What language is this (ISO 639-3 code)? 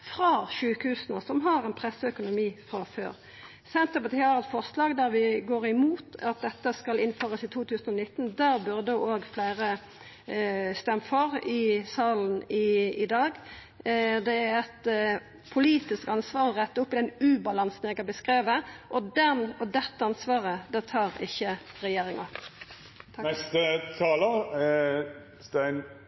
nno